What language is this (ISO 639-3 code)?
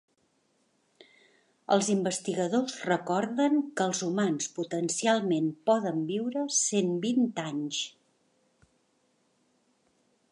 cat